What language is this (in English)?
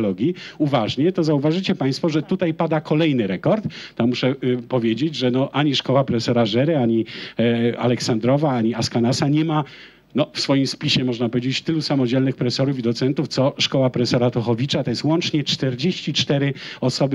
Polish